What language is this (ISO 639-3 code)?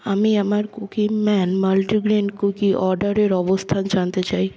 ben